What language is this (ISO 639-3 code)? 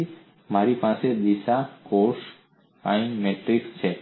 guj